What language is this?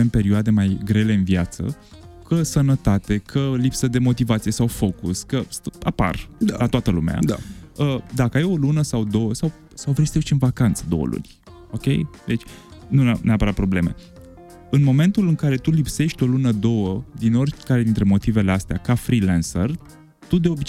Romanian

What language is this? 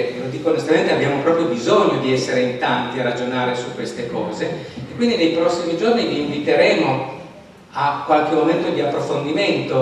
Italian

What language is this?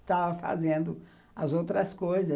Portuguese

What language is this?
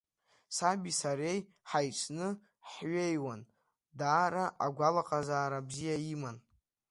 Abkhazian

